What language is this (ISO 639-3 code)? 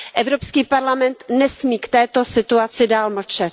ces